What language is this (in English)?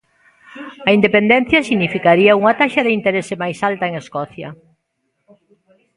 Galician